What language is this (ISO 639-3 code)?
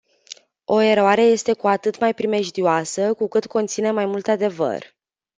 ron